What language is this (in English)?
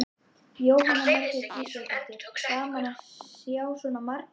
Icelandic